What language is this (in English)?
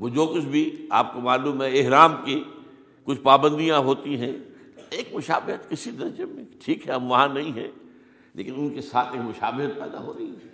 Urdu